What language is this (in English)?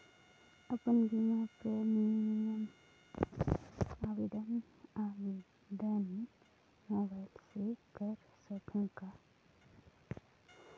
Chhattisgarhi